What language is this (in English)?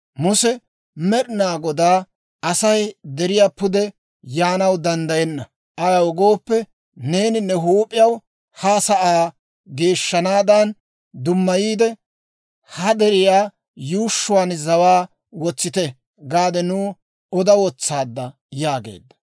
Dawro